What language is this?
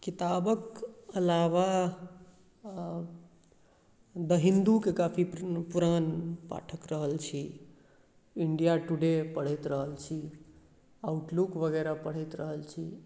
Maithili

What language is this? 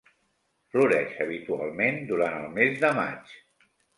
Catalan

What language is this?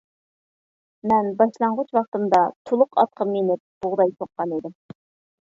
Uyghur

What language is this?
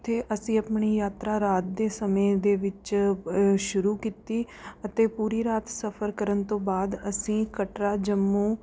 Punjabi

